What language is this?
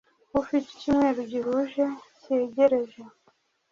Kinyarwanda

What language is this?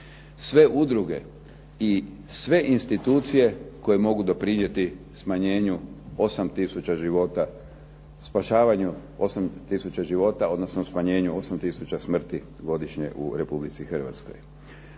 Croatian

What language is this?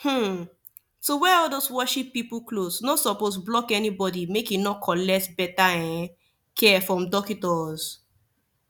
Nigerian Pidgin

